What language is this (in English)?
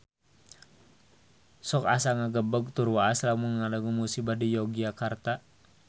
Sundanese